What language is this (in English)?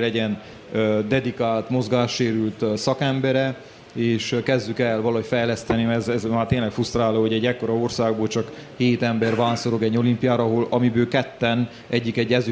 Hungarian